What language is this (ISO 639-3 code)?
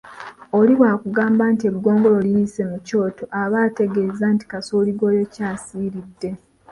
lug